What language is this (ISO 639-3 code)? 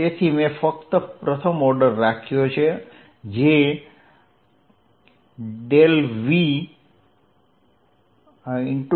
guj